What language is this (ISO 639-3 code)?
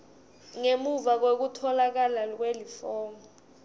ssw